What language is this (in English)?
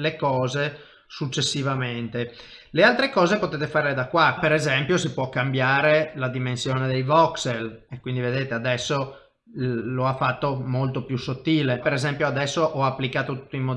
Italian